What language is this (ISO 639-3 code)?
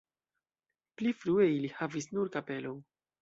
epo